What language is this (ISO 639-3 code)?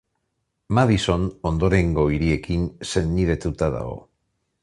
eus